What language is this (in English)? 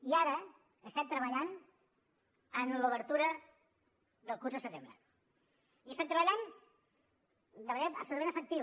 Catalan